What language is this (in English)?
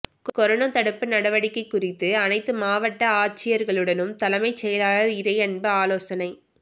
Tamil